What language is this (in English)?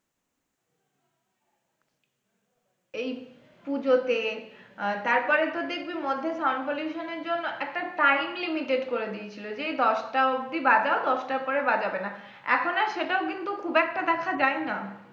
Bangla